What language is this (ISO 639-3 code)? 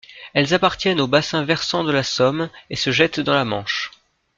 fra